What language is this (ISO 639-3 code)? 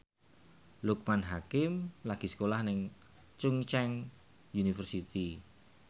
jav